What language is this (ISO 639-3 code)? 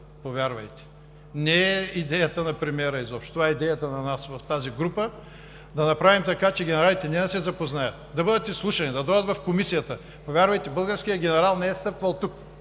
bul